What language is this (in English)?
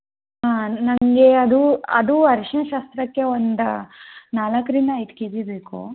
Kannada